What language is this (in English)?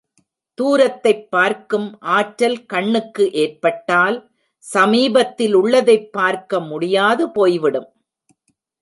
Tamil